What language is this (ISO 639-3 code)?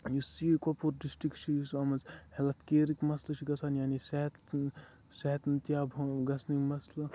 kas